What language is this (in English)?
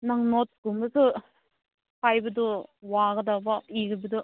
Manipuri